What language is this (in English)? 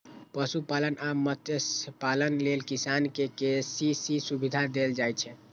Maithili